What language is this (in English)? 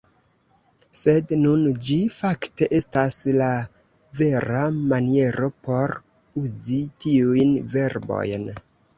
Esperanto